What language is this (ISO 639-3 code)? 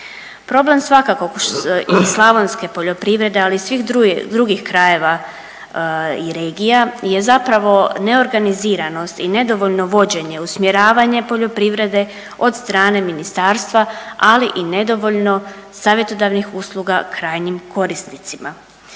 hrv